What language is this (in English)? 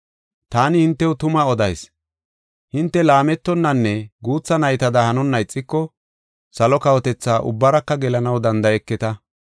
Gofa